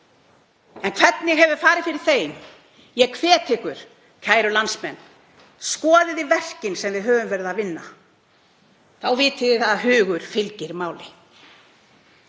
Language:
Icelandic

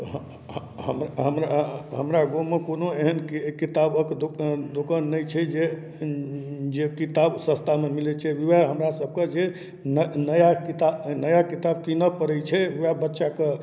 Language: Maithili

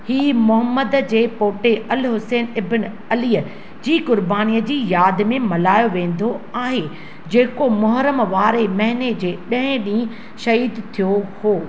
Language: Sindhi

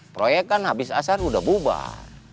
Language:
Indonesian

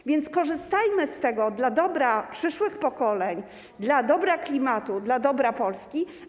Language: Polish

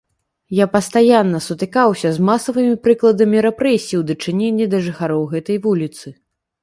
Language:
Belarusian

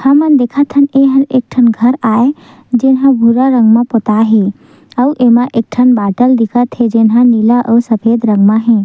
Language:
Chhattisgarhi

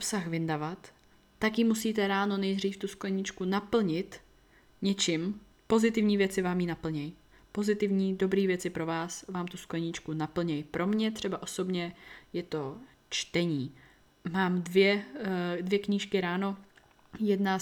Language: Czech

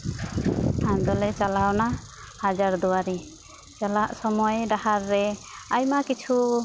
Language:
Santali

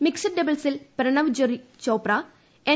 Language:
Malayalam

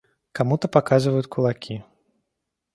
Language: Russian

